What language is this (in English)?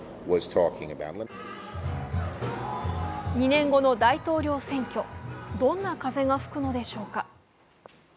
Japanese